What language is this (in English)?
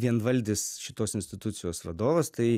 Lithuanian